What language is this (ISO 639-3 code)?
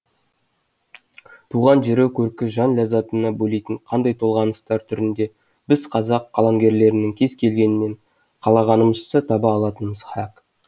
kaz